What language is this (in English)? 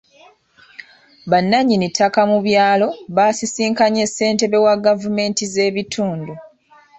Ganda